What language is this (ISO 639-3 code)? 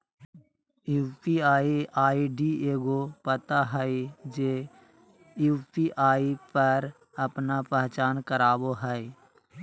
mag